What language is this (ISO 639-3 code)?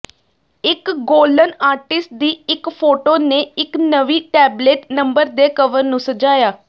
pan